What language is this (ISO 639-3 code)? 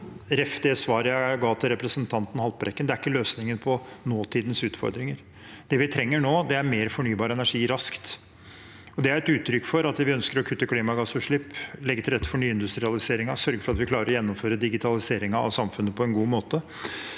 nor